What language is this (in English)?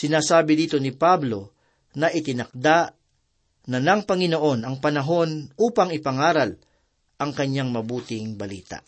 Filipino